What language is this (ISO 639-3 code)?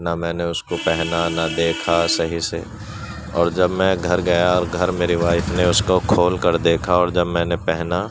urd